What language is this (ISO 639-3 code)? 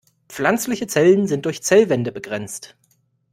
deu